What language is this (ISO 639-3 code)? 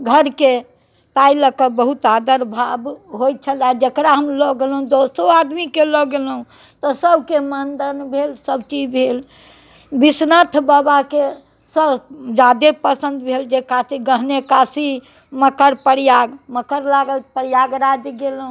mai